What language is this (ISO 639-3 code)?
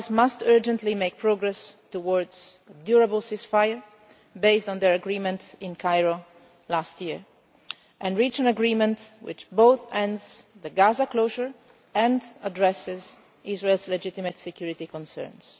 eng